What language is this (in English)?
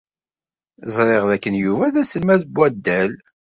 Kabyle